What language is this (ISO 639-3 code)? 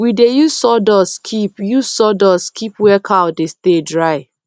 pcm